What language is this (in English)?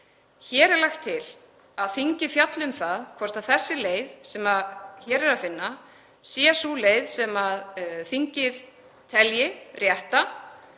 Icelandic